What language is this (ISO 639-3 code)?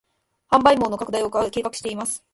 jpn